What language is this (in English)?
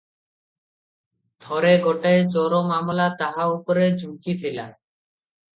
Odia